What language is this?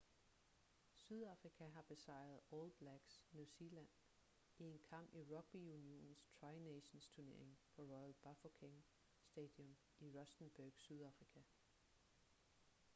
Danish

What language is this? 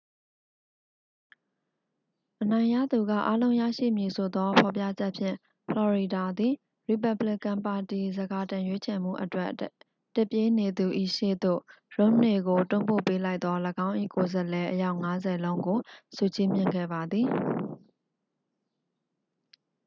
Burmese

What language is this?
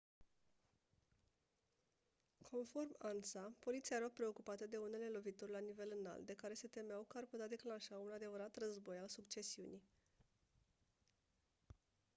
Romanian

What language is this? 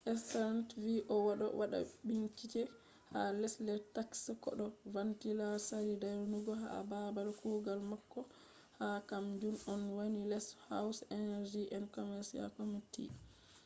Fula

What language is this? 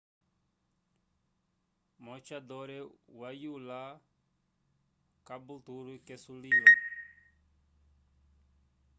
Umbundu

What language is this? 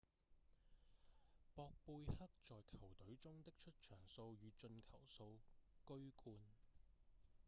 Cantonese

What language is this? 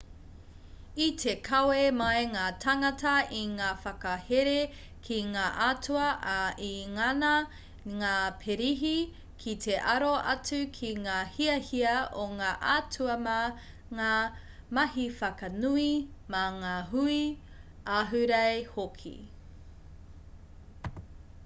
Māori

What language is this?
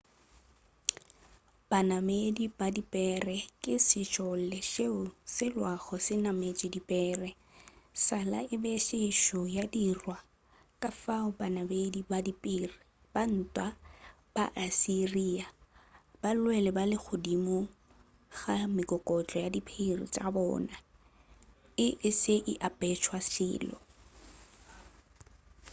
Northern Sotho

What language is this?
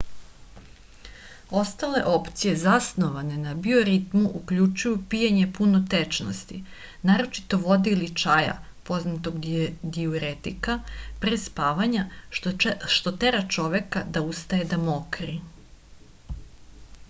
Serbian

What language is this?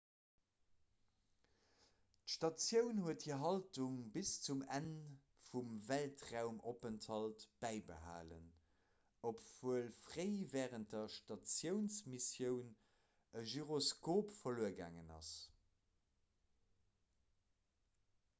Luxembourgish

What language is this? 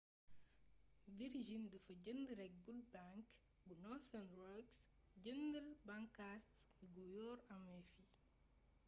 Wolof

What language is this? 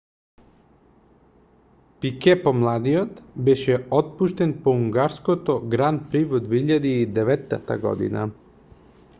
Macedonian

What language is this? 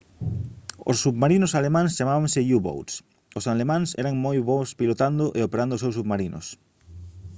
Galician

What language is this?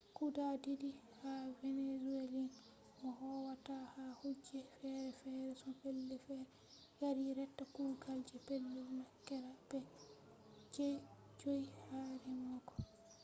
Fula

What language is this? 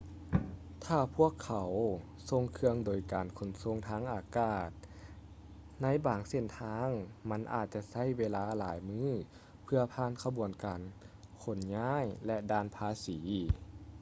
Lao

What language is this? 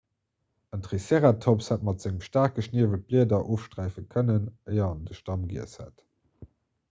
Luxembourgish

